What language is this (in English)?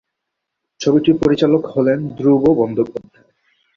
Bangla